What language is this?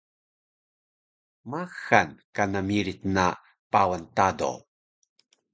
Taroko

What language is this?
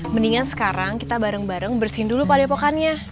Indonesian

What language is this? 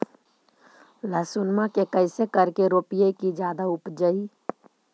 Magahi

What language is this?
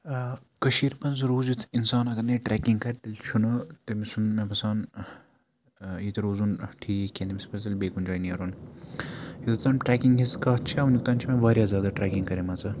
Kashmiri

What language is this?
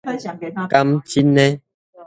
Min Nan Chinese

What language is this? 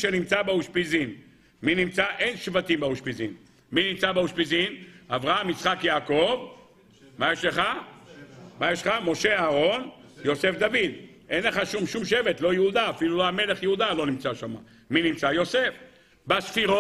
Hebrew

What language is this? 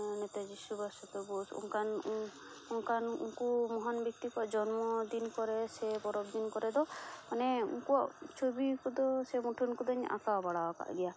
Santali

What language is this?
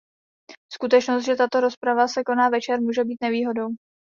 Czech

